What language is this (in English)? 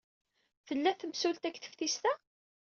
Kabyle